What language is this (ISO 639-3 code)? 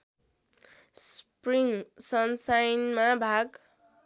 nep